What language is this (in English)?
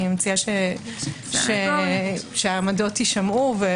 Hebrew